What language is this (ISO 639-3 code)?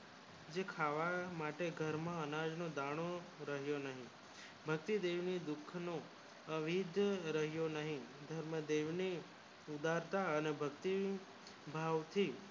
guj